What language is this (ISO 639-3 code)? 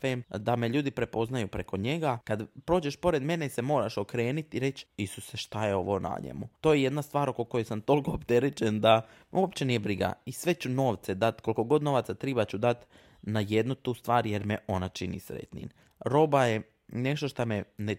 hrv